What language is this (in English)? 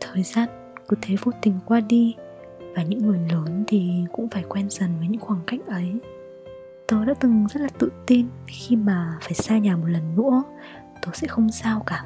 Vietnamese